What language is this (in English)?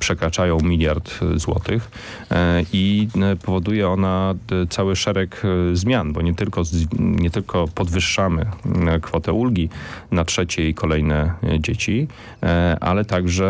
Polish